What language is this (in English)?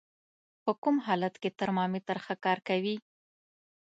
Pashto